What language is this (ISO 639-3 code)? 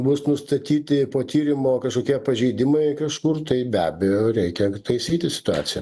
lit